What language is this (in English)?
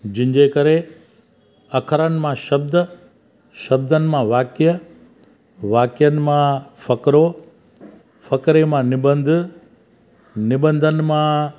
Sindhi